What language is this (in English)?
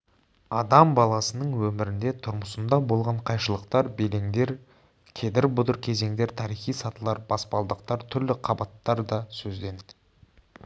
Kazakh